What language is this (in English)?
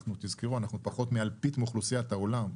Hebrew